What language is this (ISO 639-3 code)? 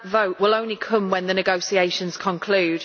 eng